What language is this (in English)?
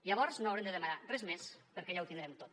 Catalan